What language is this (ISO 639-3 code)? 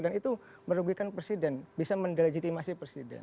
ind